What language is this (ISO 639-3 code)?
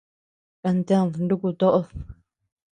cux